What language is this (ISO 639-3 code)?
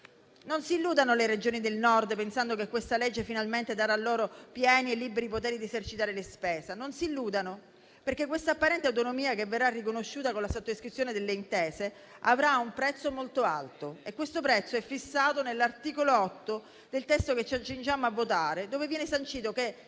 ita